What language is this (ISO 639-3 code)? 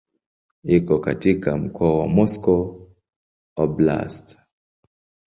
swa